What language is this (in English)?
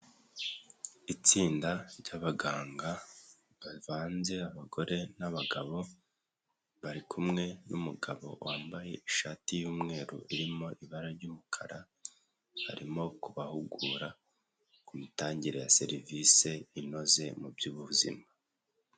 Kinyarwanda